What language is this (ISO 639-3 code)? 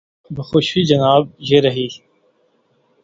urd